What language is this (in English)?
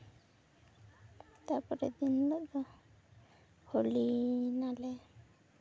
Santali